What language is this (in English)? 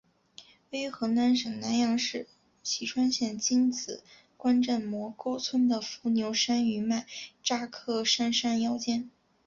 Chinese